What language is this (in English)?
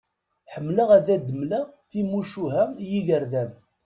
Kabyle